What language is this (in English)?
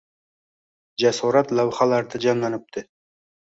Uzbek